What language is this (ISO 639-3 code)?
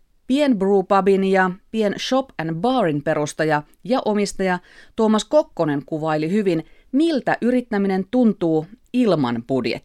fin